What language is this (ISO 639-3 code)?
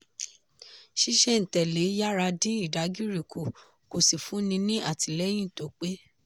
yor